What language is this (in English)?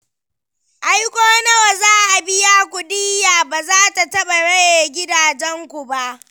Hausa